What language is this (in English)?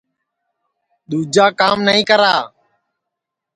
Sansi